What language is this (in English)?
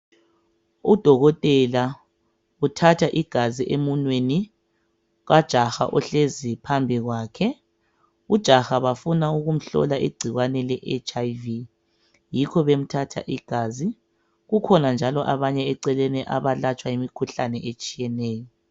North Ndebele